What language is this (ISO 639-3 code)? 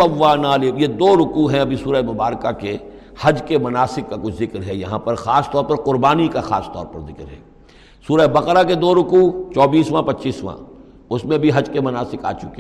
urd